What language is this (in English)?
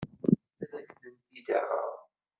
Kabyle